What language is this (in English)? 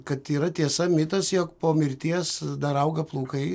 Lithuanian